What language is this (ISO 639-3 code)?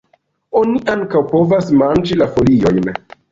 epo